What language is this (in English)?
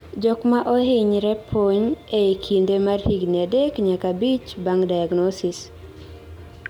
Luo (Kenya and Tanzania)